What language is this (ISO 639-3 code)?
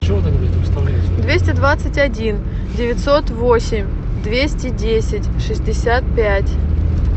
rus